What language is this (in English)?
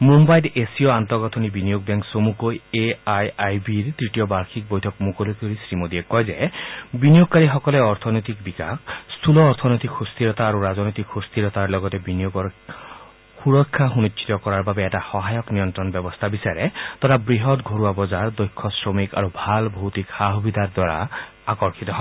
Assamese